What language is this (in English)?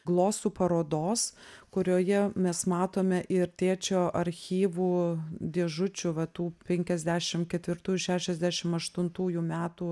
Lithuanian